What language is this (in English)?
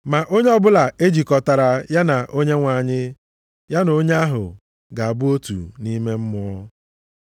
Igbo